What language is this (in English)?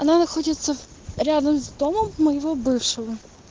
Russian